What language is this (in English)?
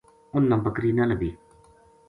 Gujari